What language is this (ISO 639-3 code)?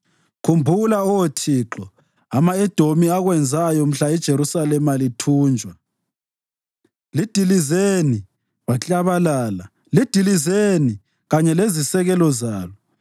nde